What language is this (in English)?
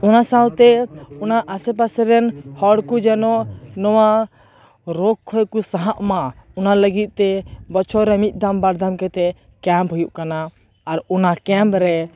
Santali